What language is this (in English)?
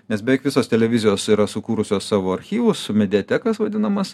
Lithuanian